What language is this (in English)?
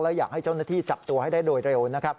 Thai